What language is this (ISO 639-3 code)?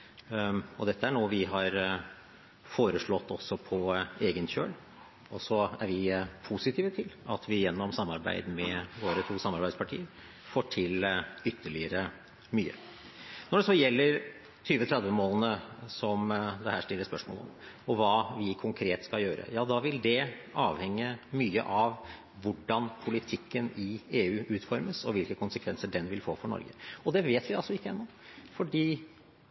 nob